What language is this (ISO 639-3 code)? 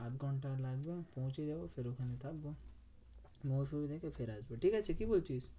ben